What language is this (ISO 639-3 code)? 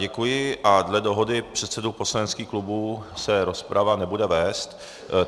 ces